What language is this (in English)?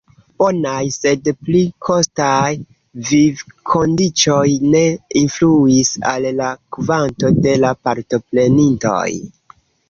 Esperanto